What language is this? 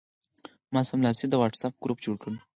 Pashto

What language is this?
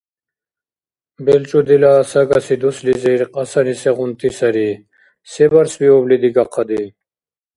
Dargwa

